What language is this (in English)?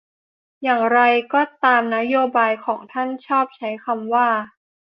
Thai